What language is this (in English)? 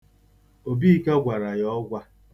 Igbo